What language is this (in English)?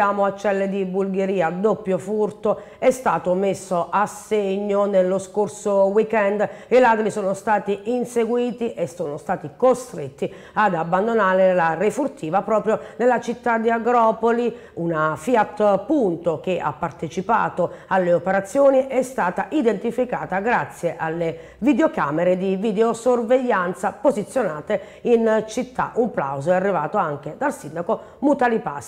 Italian